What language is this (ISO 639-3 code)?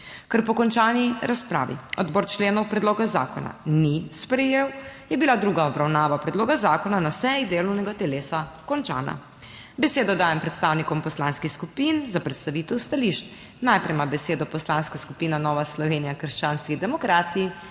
slv